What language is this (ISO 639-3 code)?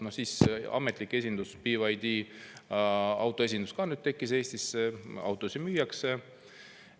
est